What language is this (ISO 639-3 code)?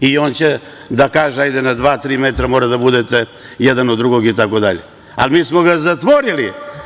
srp